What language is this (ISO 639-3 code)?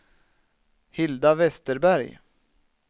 swe